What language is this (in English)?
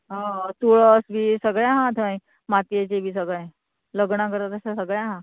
Konkani